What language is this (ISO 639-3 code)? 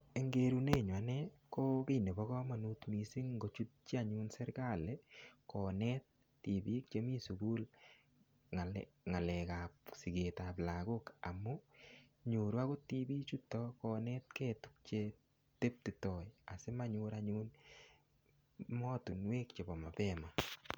kln